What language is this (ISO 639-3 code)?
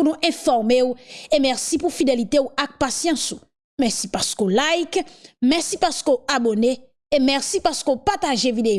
fra